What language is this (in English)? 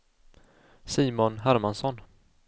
Swedish